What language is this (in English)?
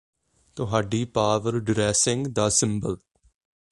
Punjabi